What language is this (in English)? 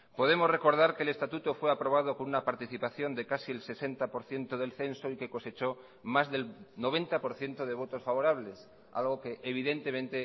Spanish